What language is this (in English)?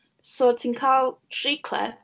Welsh